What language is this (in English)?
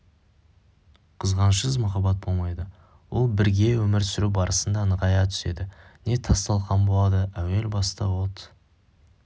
Kazakh